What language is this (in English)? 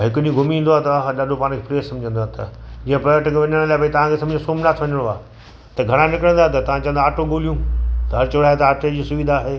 Sindhi